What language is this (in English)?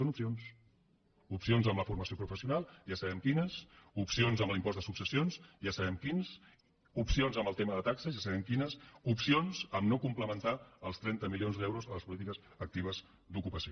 Catalan